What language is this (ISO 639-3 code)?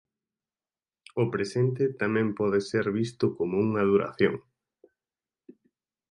glg